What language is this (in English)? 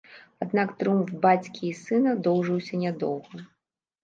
Belarusian